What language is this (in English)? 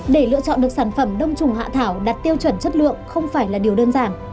Vietnamese